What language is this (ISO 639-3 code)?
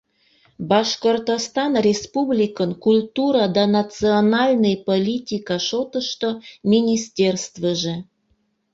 chm